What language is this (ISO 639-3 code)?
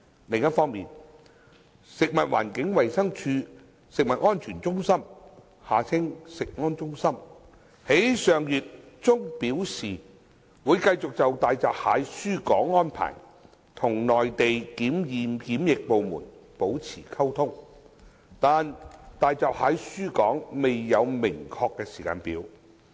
yue